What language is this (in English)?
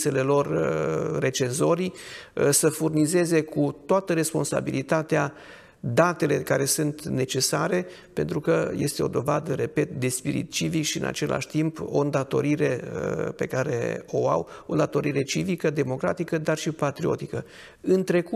Romanian